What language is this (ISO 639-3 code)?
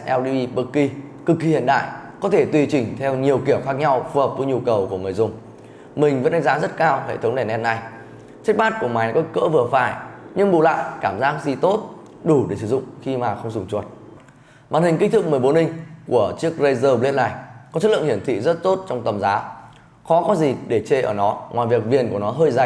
vie